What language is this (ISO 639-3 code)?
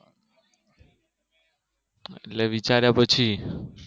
guj